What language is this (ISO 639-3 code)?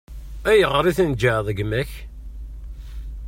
kab